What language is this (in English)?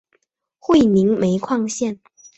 Chinese